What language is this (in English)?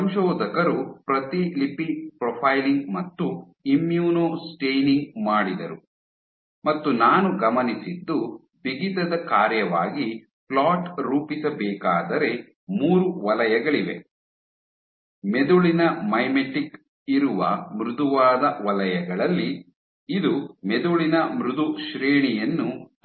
Kannada